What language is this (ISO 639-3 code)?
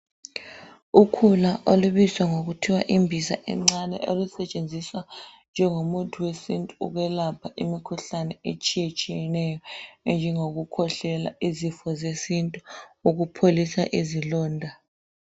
nde